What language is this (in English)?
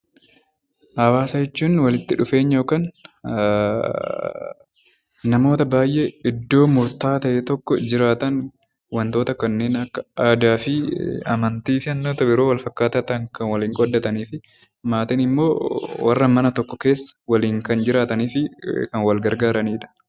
Oromo